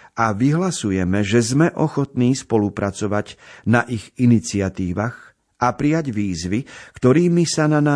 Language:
Slovak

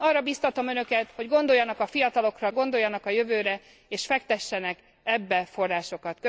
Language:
Hungarian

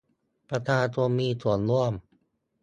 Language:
Thai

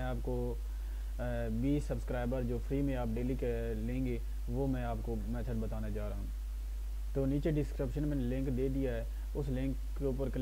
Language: Hindi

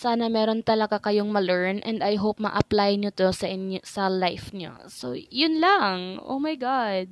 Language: Filipino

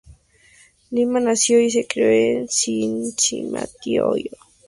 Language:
Spanish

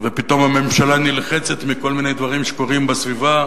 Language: Hebrew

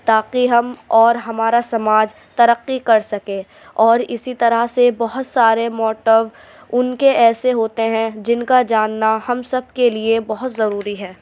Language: Urdu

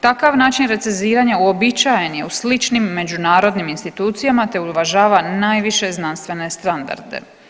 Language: Croatian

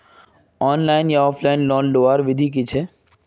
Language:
Magahi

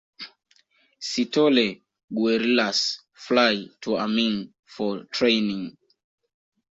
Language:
Swahili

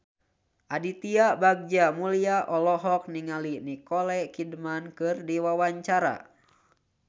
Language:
Sundanese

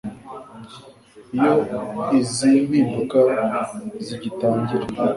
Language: Kinyarwanda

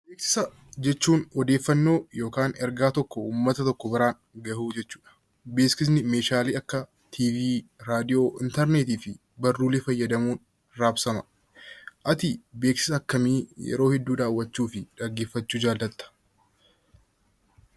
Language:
Oromo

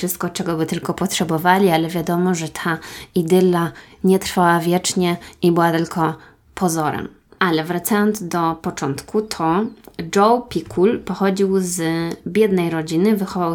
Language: Polish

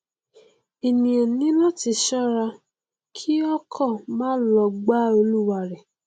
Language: Yoruba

